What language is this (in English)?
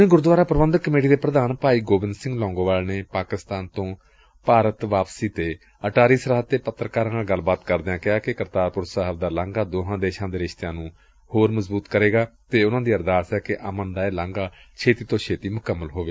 Punjabi